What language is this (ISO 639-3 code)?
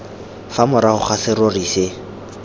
tsn